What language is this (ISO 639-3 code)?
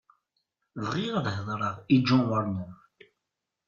kab